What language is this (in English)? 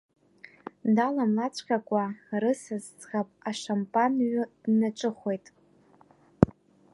Abkhazian